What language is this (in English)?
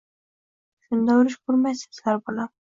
Uzbek